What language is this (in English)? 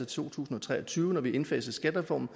Danish